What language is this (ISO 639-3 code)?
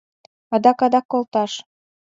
chm